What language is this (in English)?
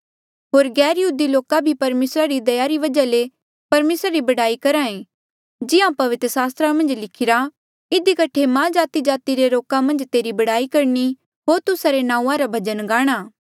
Mandeali